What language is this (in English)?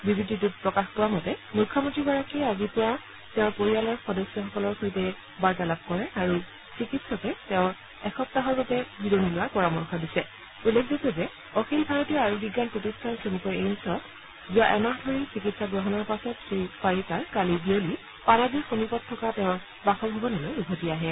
Assamese